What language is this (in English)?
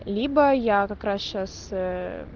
Russian